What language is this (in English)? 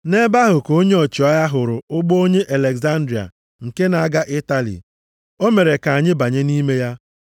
Igbo